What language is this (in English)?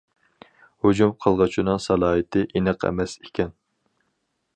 Uyghur